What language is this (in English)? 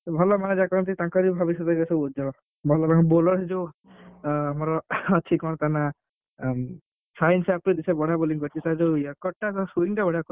Odia